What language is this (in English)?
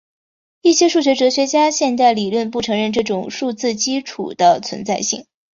Chinese